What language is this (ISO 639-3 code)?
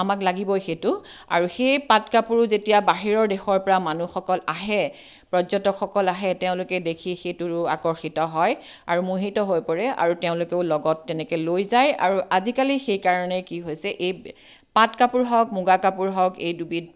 asm